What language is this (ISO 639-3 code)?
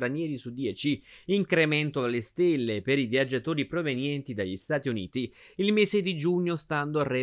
ita